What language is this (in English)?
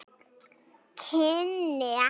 Icelandic